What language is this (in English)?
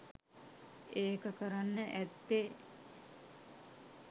Sinhala